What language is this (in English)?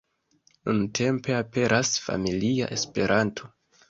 Esperanto